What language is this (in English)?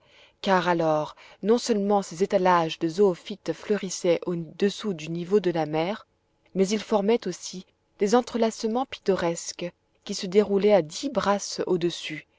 French